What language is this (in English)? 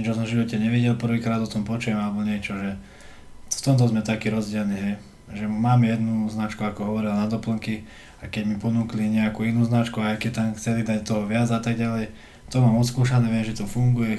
Slovak